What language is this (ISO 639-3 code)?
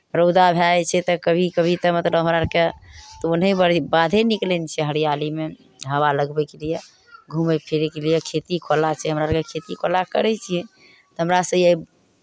mai